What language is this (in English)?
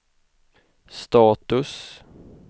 Swedish